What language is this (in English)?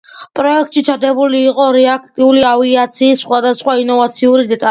Georgian